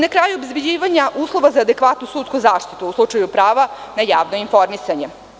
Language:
Serbian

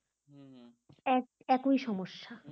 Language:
Bangla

